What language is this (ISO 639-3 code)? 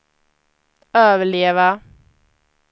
swe